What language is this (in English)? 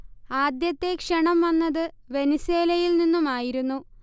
Malayalam